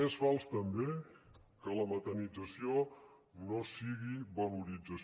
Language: Catalan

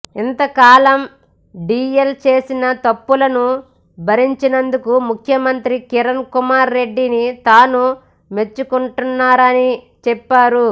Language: Telugu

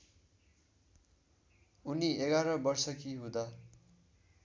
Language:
Nepali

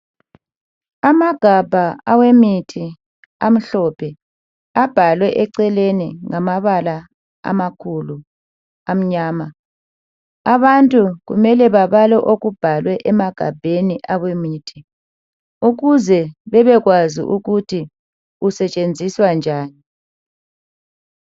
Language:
North Ndebele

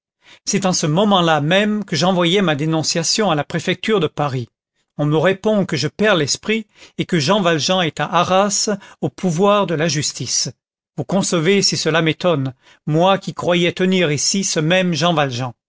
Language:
French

